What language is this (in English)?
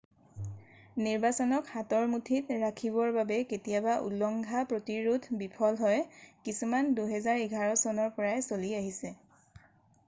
Assamese